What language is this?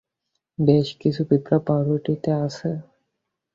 Bangla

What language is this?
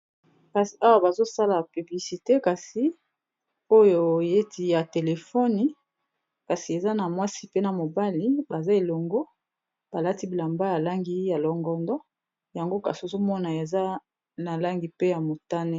Lingala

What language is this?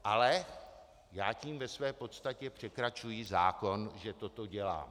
Czech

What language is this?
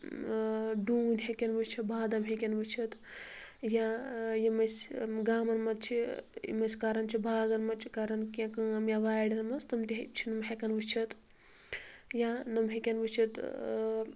Kashmiri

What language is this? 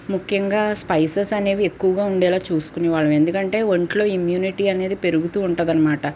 Telugu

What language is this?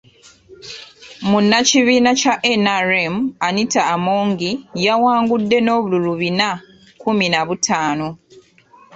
Ganda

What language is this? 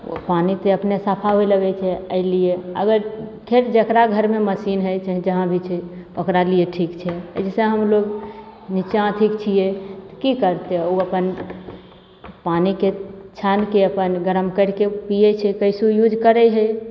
Maithili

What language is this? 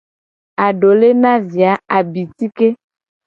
Gen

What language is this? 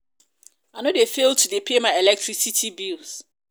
Nigerian Pidgin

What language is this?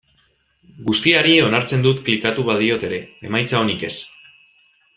Basque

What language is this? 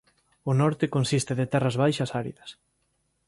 Galician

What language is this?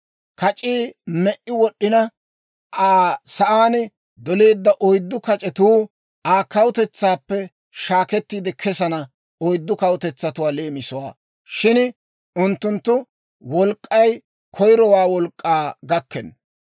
Dawro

